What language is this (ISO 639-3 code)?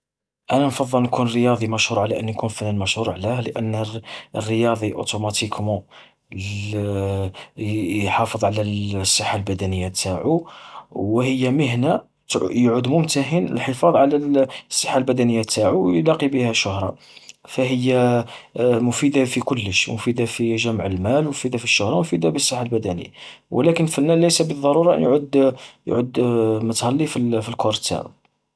arq